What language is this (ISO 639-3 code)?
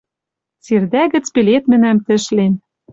mrj